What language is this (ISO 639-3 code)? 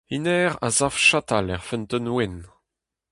bre